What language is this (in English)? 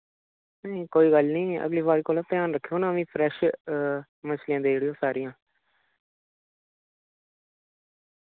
Dogri